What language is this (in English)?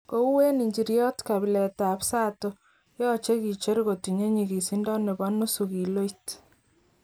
Kalenjin